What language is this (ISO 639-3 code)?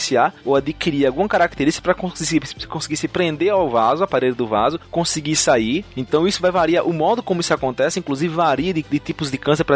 por